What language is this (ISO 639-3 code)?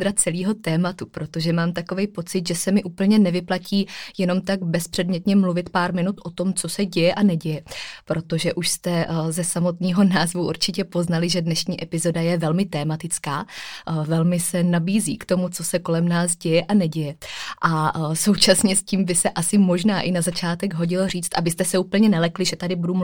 ces